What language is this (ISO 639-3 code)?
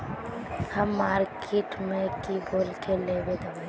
mag